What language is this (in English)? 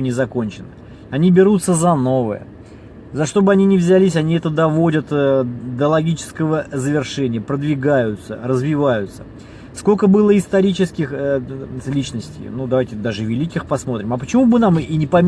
Russian